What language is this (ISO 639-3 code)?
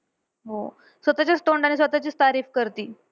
mar